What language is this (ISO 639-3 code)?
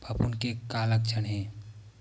hne